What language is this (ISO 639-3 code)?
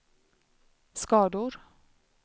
swe